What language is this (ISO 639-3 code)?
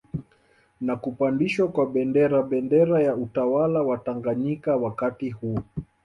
swa